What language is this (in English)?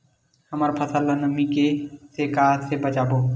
Chhattisgarhi